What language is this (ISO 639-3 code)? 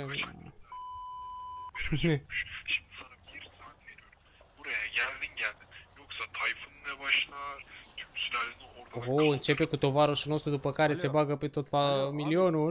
ron